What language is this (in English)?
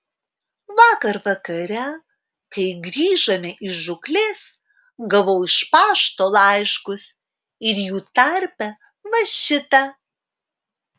Lithuanian